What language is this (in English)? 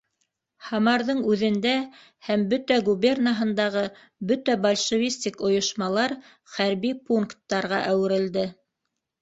Bashkir